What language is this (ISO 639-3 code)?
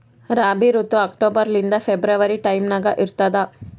kan